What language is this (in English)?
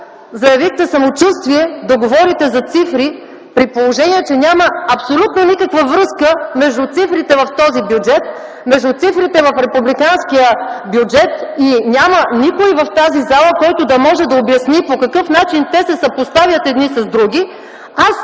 Bulgarian